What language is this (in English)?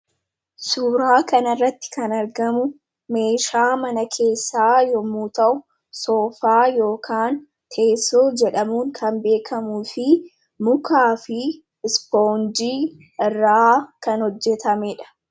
Oromo